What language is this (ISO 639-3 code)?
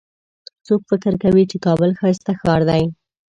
pus